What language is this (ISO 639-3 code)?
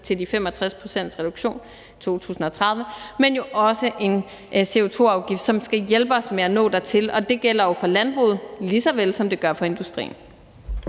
dan